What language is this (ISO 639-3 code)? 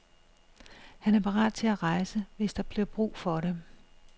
dan